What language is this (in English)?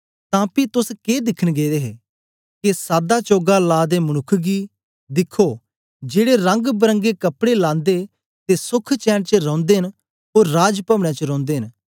Dogri